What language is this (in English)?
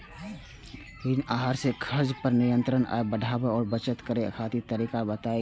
Maithili